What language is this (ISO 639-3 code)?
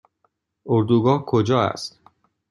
fas